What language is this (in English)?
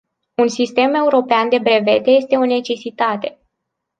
Romanian